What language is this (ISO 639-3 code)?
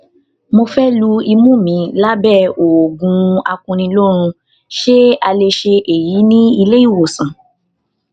yor